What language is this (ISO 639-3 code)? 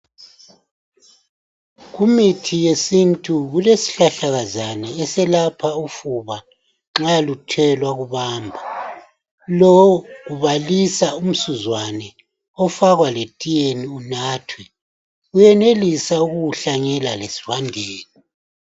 nde